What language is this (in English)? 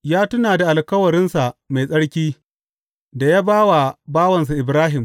Hausa